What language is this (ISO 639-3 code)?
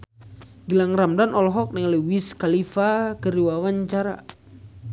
sun